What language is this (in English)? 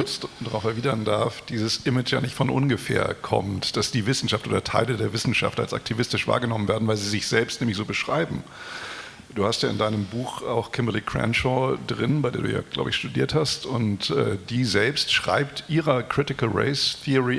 German